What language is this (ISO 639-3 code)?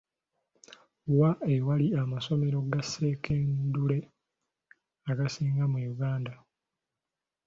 lug